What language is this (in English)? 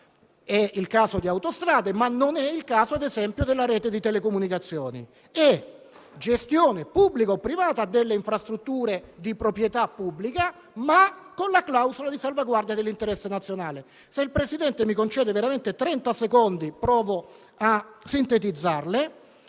Italian